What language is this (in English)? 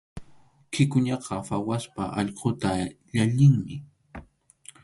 Arequipa-La Unión Quechua